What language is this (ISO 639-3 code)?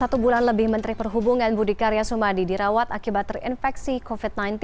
ind